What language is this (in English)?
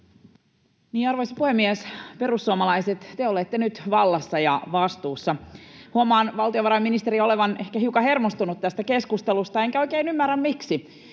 Finnish